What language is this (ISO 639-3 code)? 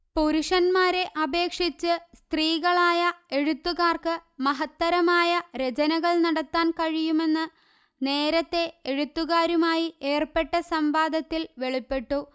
mal